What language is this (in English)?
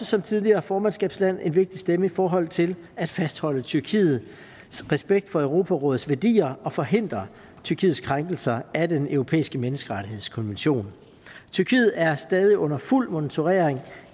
Danish